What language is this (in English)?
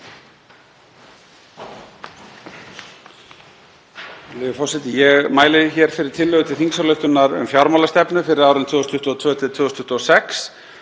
Icelandic